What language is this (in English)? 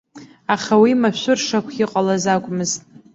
Abkhazian